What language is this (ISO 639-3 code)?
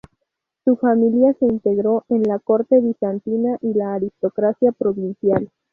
spa